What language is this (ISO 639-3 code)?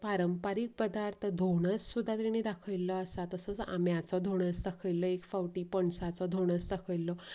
kok